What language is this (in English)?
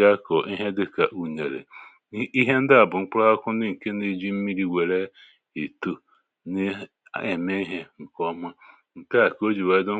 Igbo